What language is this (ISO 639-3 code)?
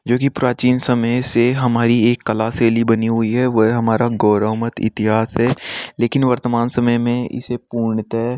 hin